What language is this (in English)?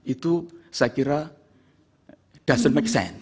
Indonesian